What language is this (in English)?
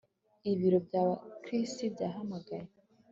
Kinyarwanda